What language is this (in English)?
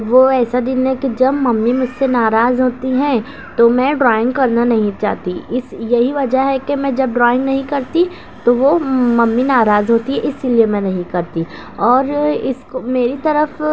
Urdu